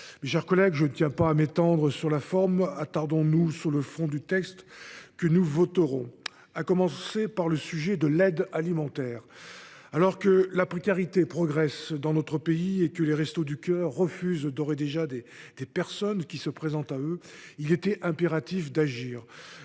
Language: French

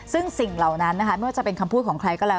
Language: Thai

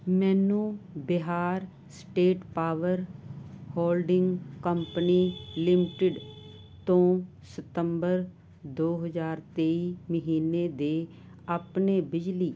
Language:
Punjabi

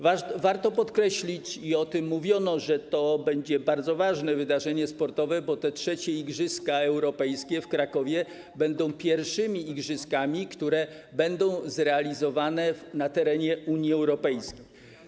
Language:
Polish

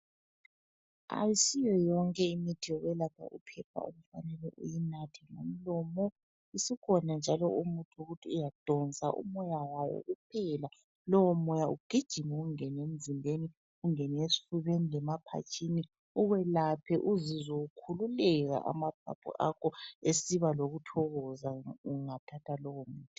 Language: North Ndebele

